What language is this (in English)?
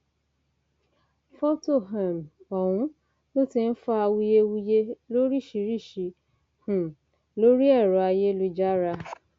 Yoruba